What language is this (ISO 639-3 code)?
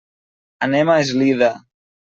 cat